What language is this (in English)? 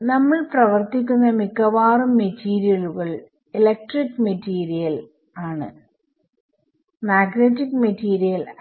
Malayalam